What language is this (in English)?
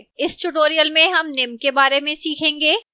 Hindi